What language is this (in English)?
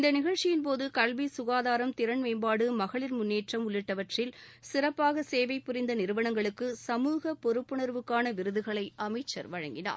Tamil